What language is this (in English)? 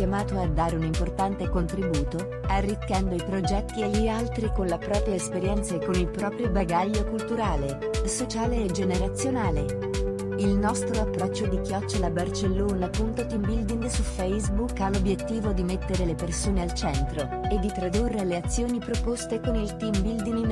Italian